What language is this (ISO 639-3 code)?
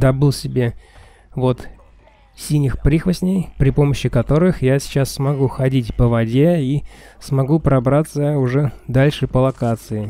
rus